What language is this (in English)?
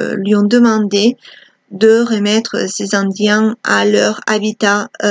French